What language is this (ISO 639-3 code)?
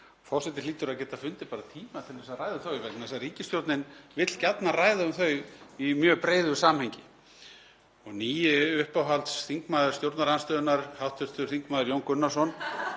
isl